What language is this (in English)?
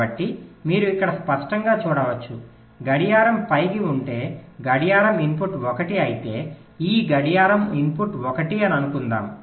Telugu